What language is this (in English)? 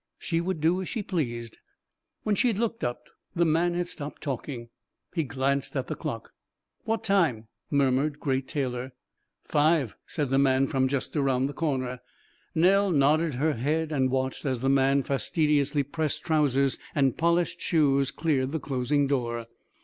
English